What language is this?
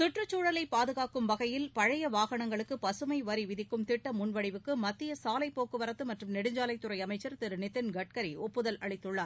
Tamil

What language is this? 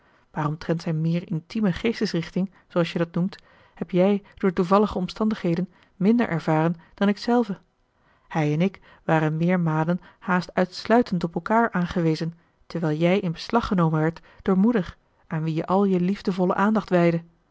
Dutch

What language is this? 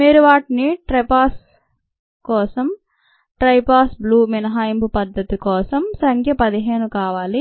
Telugu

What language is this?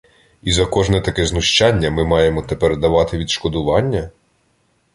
Ukrainian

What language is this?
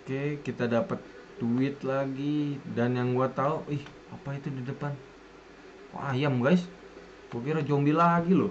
Indonesian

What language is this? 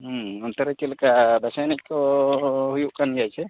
Santali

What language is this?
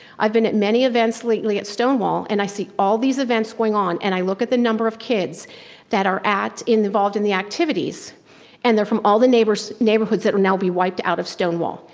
English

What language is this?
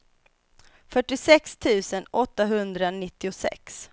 Swedish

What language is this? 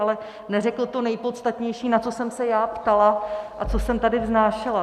Czech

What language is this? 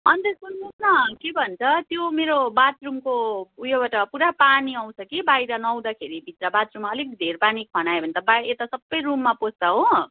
Nepali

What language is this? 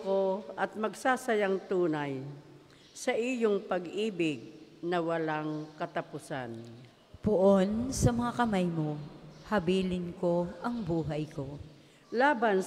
Filipino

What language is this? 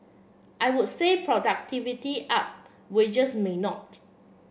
English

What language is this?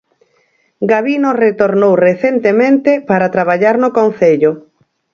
Galician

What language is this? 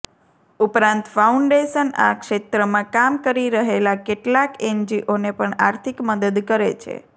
Gujarati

